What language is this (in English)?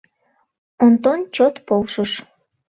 Mari